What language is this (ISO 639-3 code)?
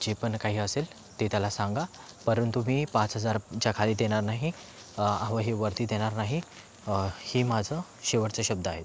mar